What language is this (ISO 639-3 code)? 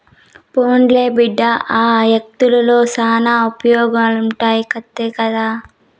tel